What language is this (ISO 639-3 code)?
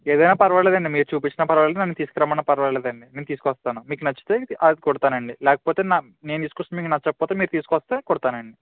tel